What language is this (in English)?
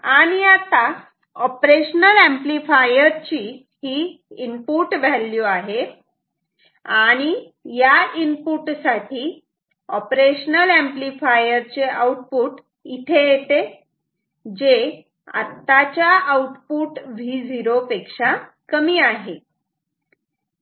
Marathi